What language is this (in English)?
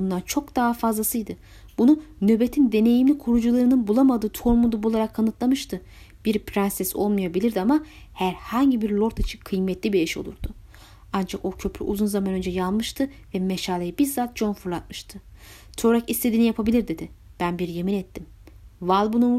Turkish